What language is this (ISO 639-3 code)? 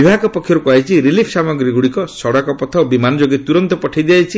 ori